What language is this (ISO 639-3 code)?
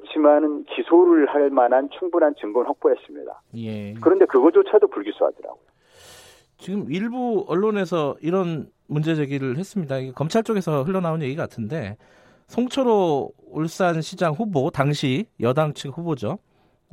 kor